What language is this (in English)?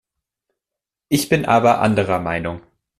German